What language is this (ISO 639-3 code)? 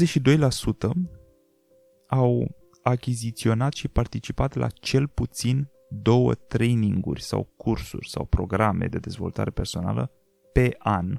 ron